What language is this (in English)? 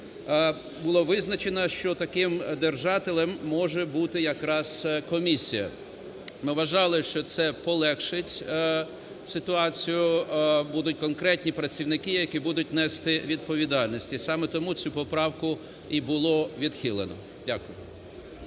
Ukrainian